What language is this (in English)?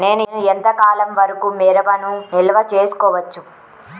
Telugu